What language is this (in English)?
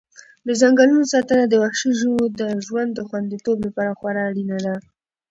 Pashto